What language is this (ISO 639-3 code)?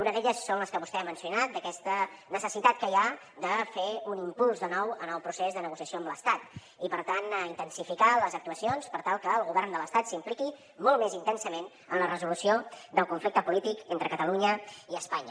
cat